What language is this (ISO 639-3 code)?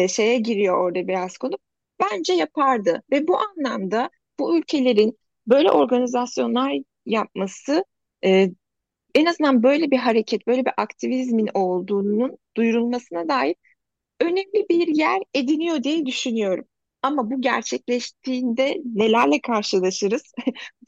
tur